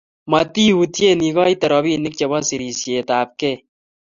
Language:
Kalenjin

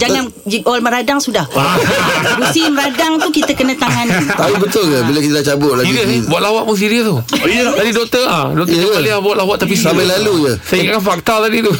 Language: Malay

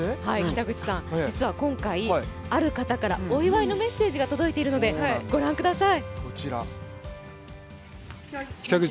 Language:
Japanese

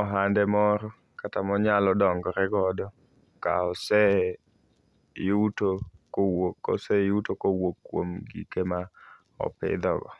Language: Luo (Kenya and Tanzania)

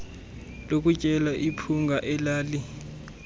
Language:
Xhosa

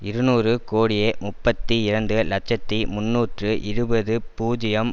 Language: Tamil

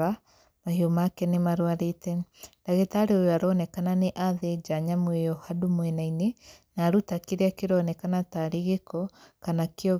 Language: Kikuyu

